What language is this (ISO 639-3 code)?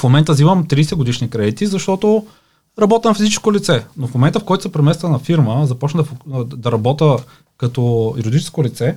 bul